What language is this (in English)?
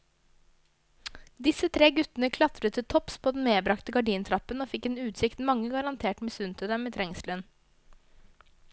Norwegian